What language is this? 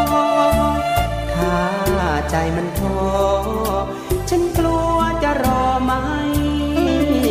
Thai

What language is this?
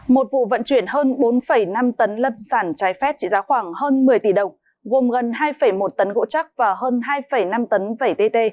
Vietnamese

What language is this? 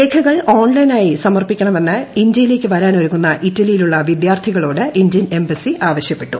Malayalam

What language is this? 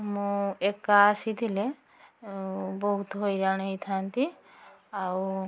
Odia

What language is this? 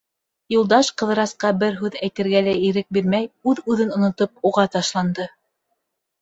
Bashkir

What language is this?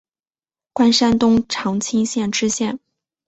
Chinese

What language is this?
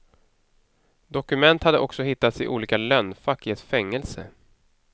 Swedish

